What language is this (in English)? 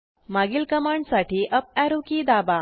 Marathi